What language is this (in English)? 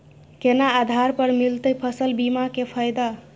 Maithili